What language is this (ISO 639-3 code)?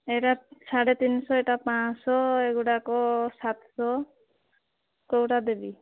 ori